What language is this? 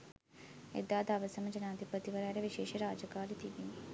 Sinhala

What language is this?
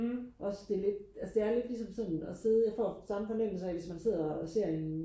Danish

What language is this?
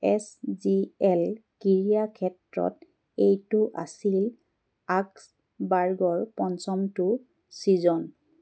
Assamese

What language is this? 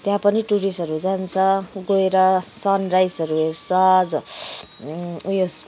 Nepali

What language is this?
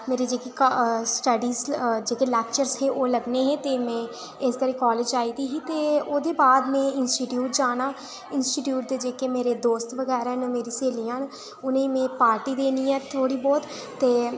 Dogri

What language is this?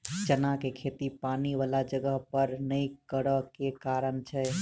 Maithili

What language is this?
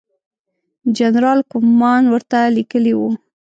Pashto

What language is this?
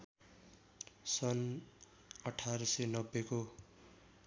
Nepali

